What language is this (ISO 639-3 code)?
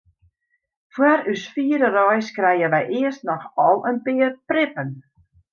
fry